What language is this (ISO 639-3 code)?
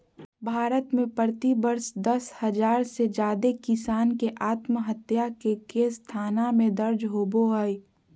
mag